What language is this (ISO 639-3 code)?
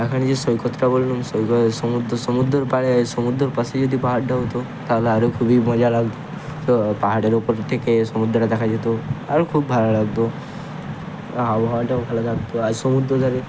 ben